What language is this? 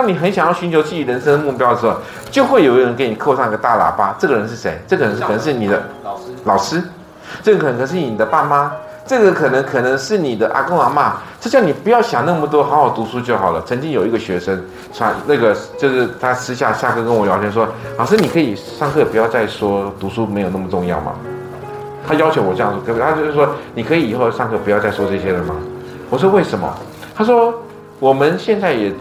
Chinese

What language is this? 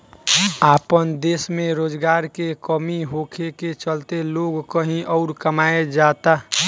Bhojpuri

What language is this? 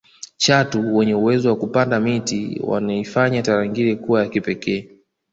Swahili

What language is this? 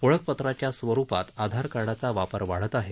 Marathi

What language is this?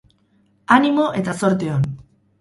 Basque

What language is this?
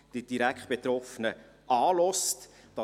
Swiss German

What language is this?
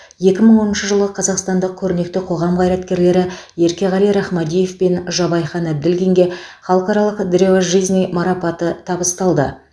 Kazakh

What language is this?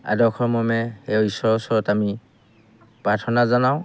Assamese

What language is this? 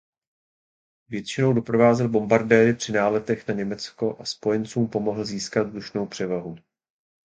Czech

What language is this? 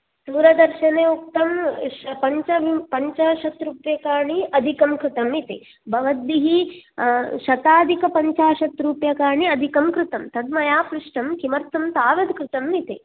Sanskrit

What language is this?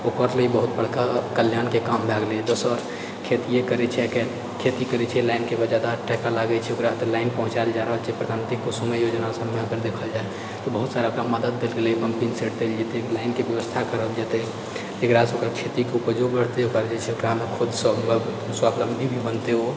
Maithili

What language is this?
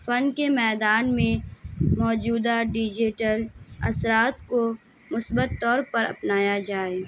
Urdu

